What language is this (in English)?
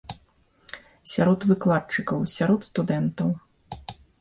Belarusian